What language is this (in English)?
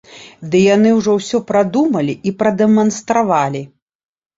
Belarusian